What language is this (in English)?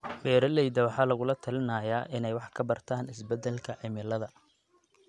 Somali